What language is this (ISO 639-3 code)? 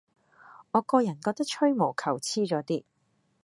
yue